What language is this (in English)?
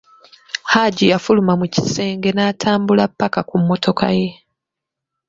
Ganda